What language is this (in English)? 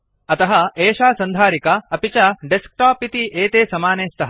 Sanskrit